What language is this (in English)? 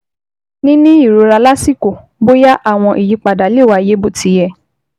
Yoruba